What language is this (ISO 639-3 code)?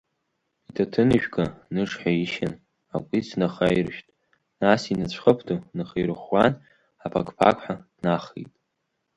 abk